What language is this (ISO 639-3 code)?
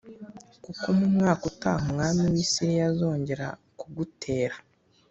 kin